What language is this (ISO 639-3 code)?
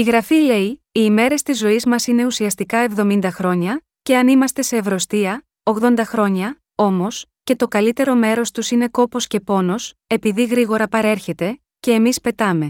ell